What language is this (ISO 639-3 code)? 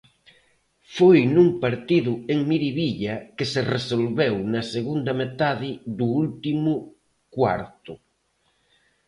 glg